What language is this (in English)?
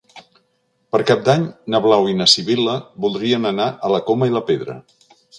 Catalan